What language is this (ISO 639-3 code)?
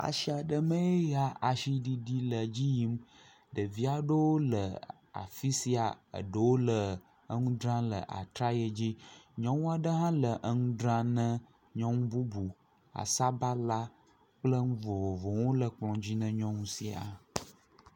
ewe